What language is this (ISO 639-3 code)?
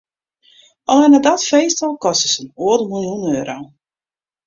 fry